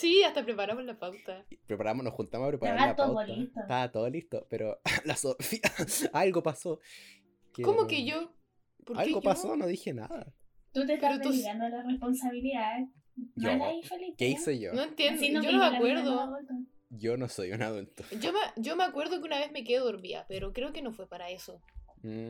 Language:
Spanish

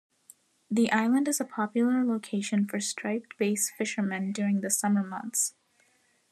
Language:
English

